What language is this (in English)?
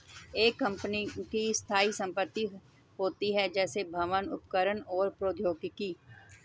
Hindi